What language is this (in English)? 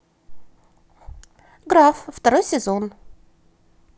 Russian